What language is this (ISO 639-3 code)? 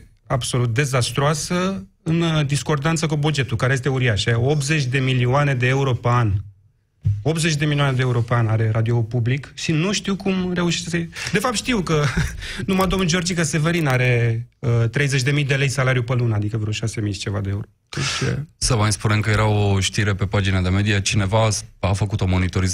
ron